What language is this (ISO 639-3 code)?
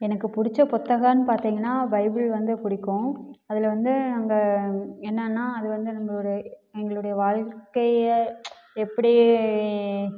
tam